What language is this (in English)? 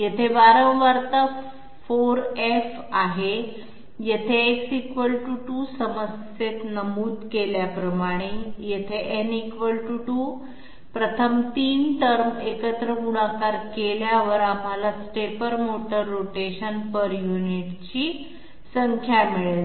Marathi